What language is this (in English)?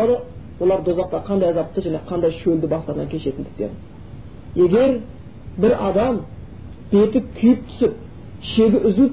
Bulgarian